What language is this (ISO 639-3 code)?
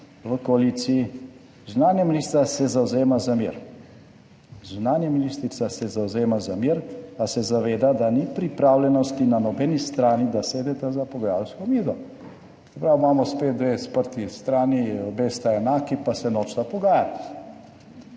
slv